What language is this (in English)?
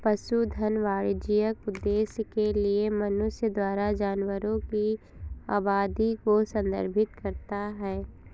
Hindi